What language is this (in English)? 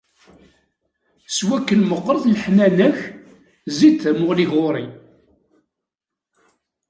Kabyle